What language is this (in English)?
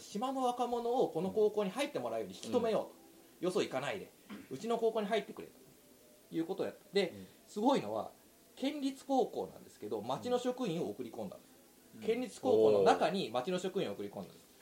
Japanese